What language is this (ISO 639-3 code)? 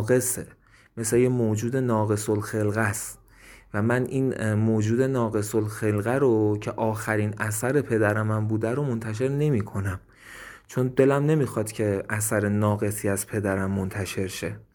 fas